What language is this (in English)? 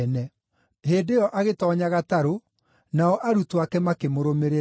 Kikuyu